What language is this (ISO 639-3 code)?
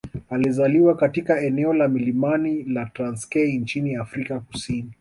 swa